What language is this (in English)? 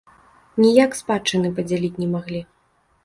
Belarusian